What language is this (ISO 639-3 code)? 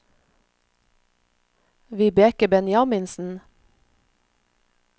nor